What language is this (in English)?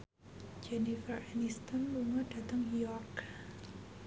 Javanese